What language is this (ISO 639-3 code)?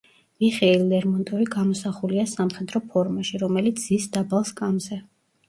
kat